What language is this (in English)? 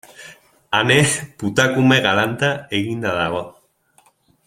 Basque